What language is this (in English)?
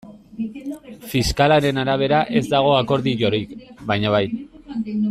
Basque